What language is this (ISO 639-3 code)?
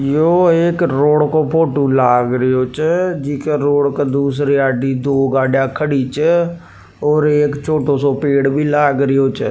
raj